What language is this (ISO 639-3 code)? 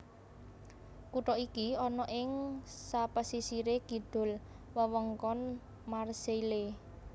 jav